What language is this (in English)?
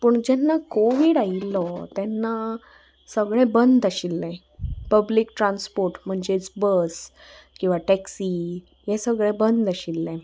Konkani